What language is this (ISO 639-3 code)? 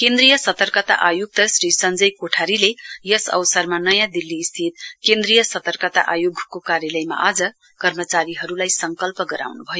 nep